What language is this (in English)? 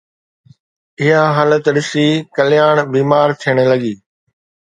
Sindhi